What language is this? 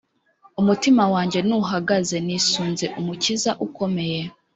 Kinyarwanda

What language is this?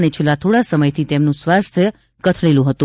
Gujarati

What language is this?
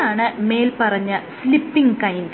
Malayalam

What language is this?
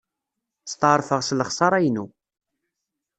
Kabyle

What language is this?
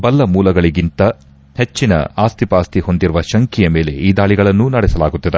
Kannada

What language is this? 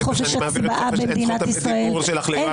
Hebrew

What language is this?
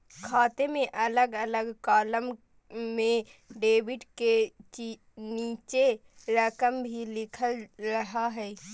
Magahi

